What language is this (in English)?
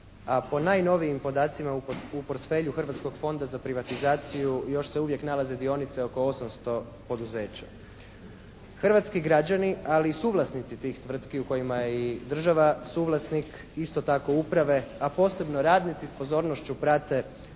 Croatian